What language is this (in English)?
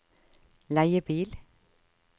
Norwegian